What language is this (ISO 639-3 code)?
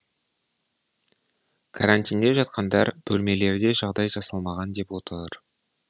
kaz